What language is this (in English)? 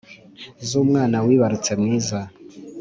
Kinyarwanda